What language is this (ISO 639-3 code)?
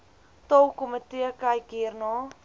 afr